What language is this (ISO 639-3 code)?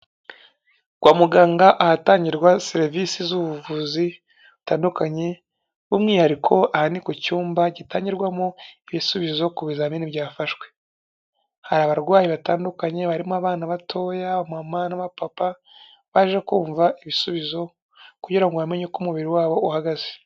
kin